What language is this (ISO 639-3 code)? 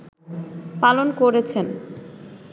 ben